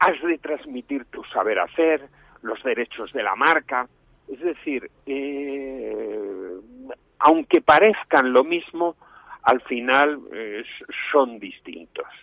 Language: Spanish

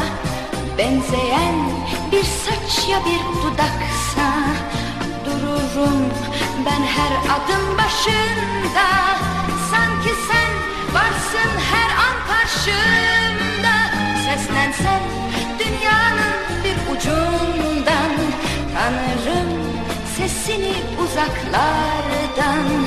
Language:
Turkish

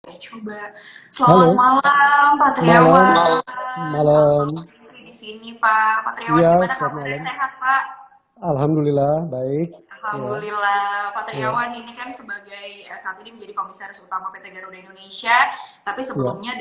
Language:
Indonesian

